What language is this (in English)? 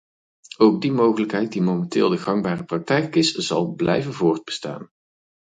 Dutch